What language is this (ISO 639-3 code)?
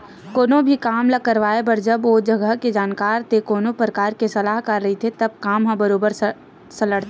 hne